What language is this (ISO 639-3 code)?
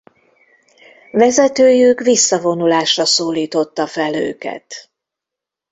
hun